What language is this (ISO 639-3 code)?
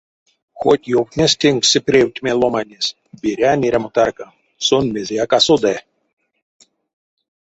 myv